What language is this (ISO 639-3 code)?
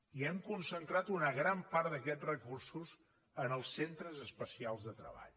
cat